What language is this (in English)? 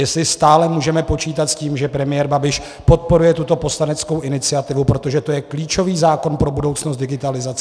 Czech